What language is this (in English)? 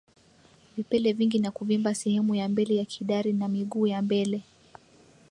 Swahili